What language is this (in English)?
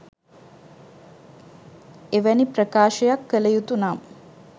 Sinhala